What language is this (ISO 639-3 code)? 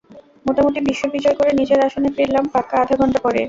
ben